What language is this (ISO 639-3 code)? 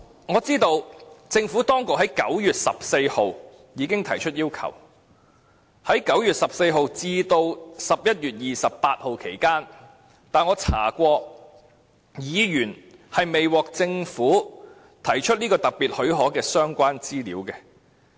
yue